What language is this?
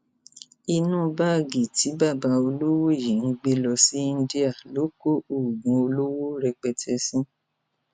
Yoruba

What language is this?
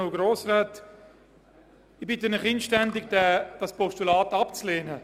Swiss German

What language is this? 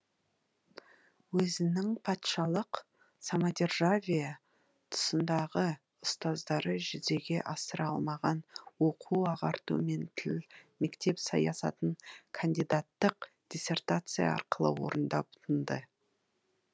Kazakh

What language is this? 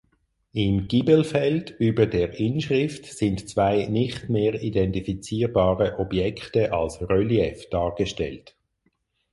German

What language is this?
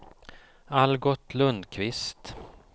Swedish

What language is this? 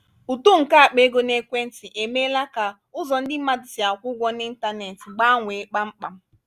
Igbo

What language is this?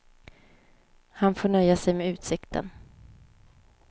Swedish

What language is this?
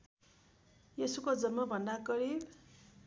Nepali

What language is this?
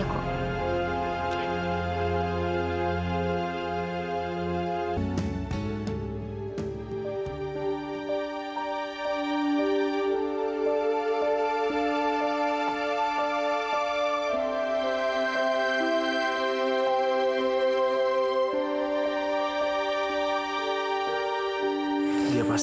Indonesian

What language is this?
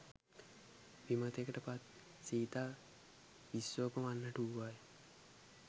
Sinhala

